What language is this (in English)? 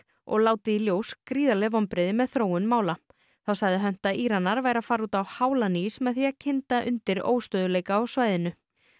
Icelandic